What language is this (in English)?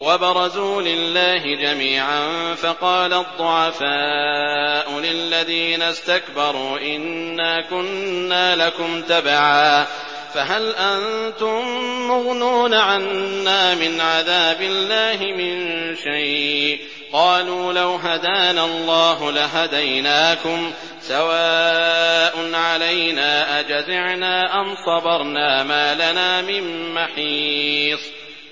Arabic